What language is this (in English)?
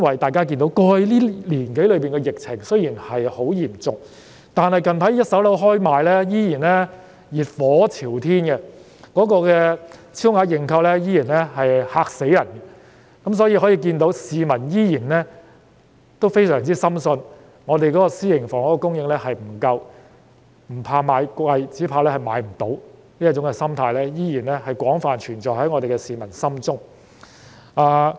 Cantonese